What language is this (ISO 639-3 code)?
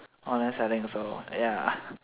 eng